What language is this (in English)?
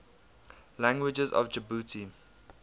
English